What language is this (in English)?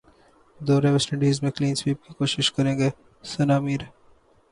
Urdu